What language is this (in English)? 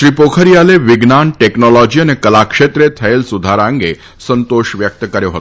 Gujarati